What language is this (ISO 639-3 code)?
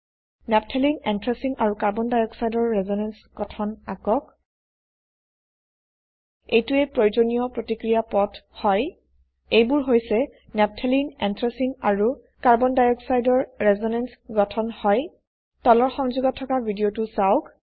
asm